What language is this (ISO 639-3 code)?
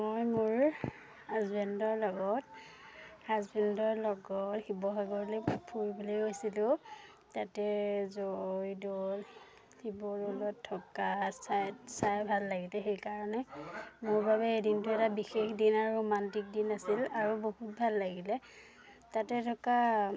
asm